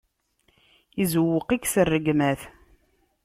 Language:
Kabyle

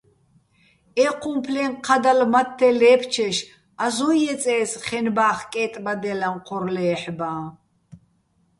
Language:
Bats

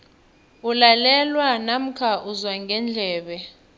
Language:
South Ndebele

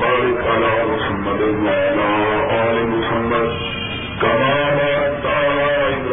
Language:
Urdu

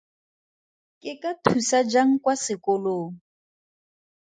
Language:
Tswana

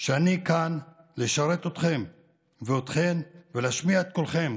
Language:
Hebrew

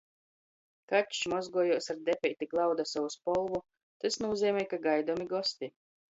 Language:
Latgalian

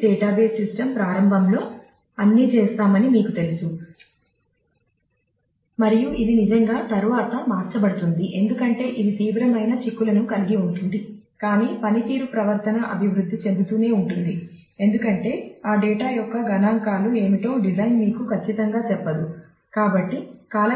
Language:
Telugu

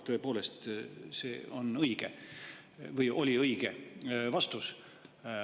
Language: Estonian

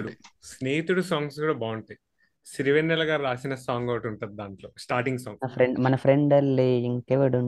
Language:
Telugu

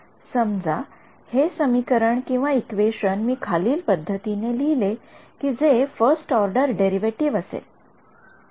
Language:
Marathi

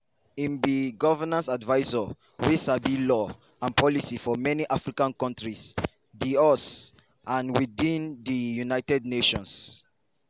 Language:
Nigerian Pidgin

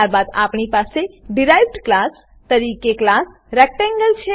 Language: Gujarati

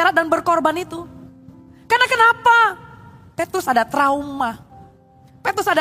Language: Indonesian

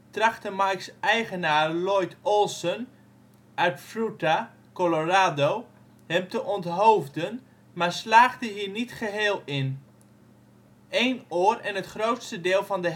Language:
Dutch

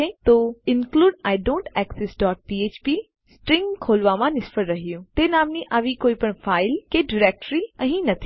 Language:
Gujarati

